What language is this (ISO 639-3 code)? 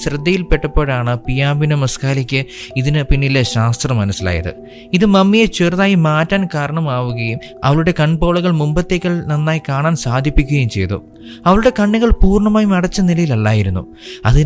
mal